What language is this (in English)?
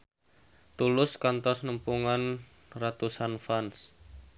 Sundanese